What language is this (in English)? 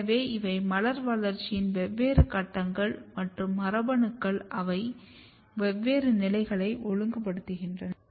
Tamil